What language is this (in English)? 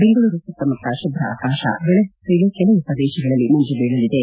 Kannada